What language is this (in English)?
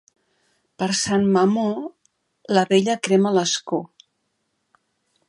Catalan